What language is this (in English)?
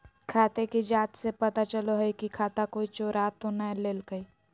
Magahi